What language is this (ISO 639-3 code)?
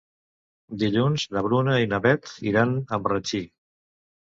cat